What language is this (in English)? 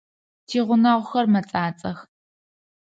Adyghe